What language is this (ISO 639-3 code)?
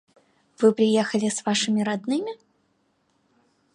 rus